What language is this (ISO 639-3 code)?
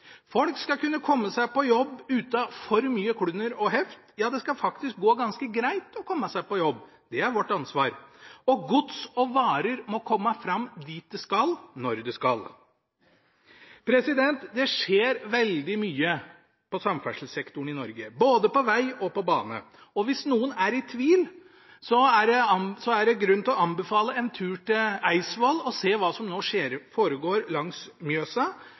nob